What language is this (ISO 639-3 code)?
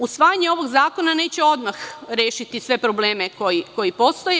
srp